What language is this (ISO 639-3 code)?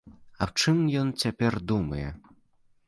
bel